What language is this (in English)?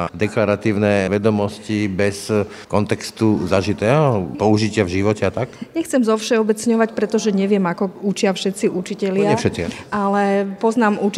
Slovak